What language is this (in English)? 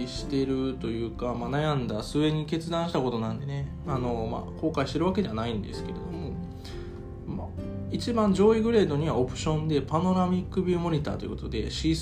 Japanese